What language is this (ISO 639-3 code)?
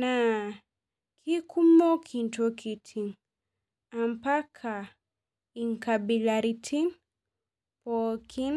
mas